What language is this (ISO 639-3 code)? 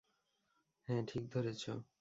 ben